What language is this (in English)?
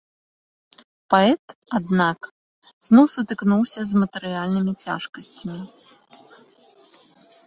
Belarusian